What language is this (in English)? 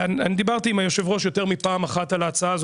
Hebrew